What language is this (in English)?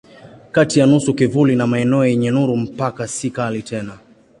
Swahili